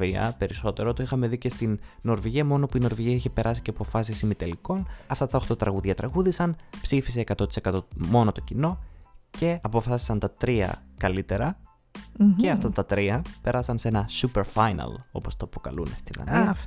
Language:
Greek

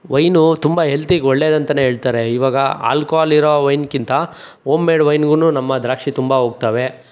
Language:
Kannada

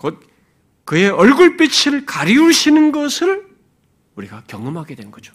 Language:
Korean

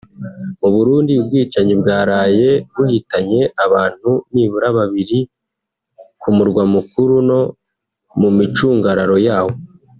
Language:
Kinyarwanda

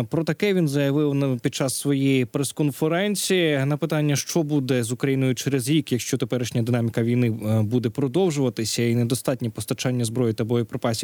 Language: Ukrainian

